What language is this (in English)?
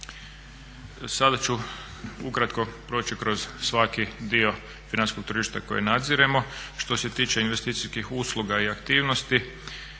Croatian